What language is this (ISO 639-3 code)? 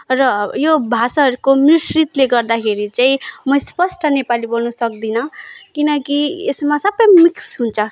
nep